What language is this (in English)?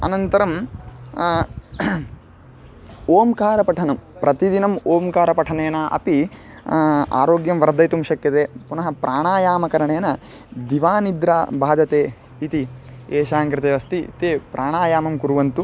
Sanskrit